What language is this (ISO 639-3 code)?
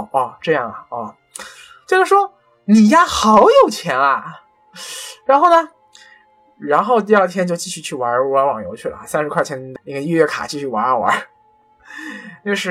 zho